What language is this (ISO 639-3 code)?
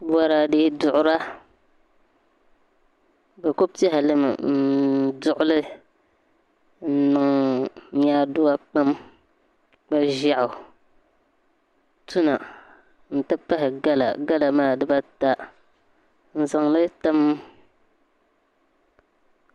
dag